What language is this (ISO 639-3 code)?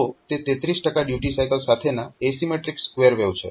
guj